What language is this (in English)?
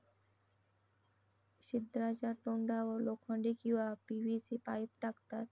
Marathi